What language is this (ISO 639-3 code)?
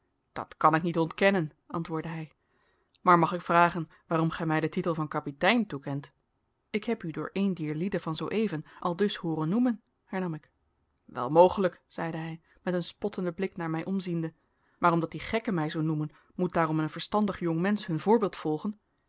nld